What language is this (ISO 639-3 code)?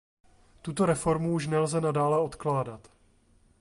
ces